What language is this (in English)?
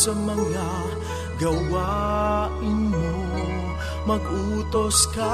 Filipino